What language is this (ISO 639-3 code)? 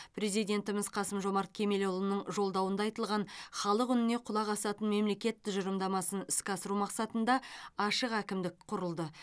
kaz